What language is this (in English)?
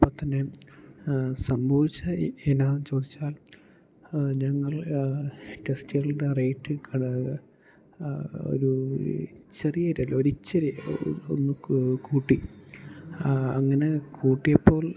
Malayalam